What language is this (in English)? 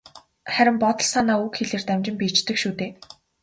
Mongolian